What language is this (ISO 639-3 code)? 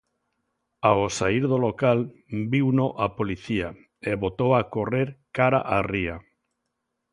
glg